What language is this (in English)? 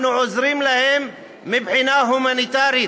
Hebrew